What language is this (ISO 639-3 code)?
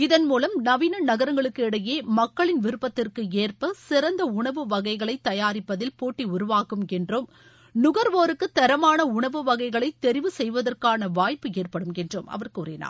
tam